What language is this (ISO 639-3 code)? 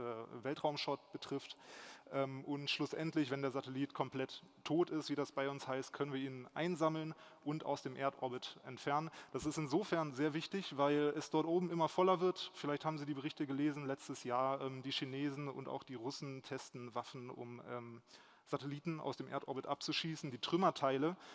deu